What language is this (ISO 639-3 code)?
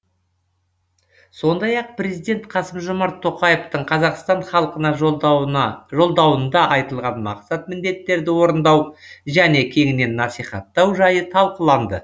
kaz